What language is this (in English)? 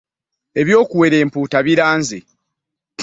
Ganda